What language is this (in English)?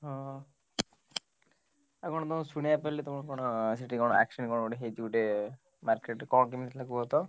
Odia